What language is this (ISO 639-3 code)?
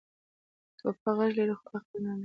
pus